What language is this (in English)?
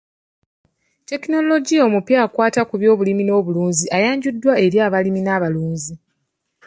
Ganda